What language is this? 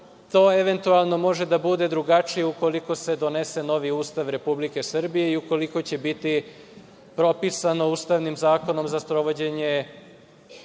Serbian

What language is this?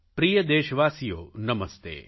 Gujarati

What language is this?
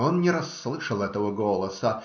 Russian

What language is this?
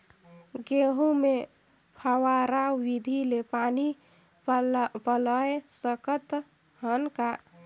Chhattisgarhi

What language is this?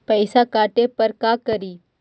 Magahi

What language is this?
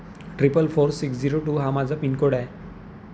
Marathi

